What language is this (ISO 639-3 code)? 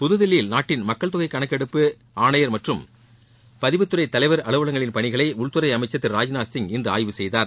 tam